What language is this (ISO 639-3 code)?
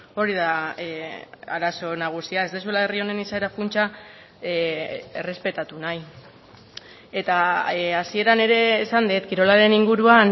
eus